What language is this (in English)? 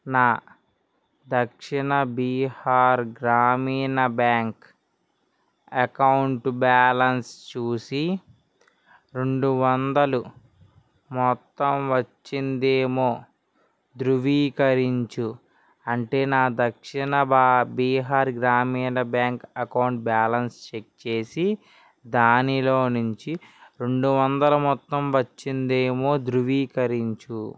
Telugu